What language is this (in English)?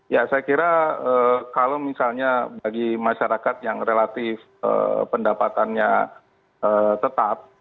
Indonesian